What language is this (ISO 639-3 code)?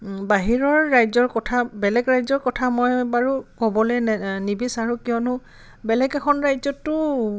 asm